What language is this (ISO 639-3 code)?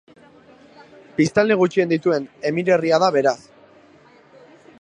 eus